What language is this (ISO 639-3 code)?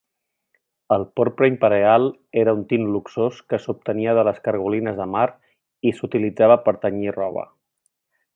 cat